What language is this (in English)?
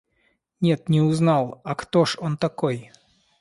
Russian